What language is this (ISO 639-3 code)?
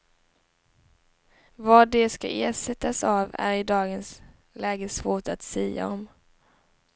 swe